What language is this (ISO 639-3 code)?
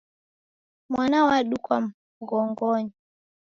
dav